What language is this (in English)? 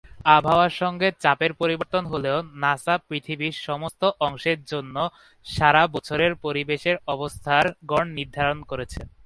Bangla